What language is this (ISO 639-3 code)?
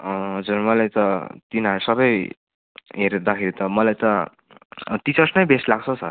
nep